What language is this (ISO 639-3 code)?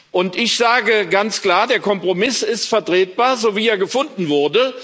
deu